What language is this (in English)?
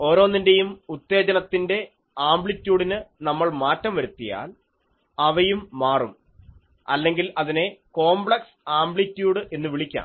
Malayalam